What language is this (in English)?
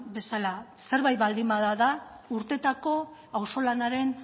Basque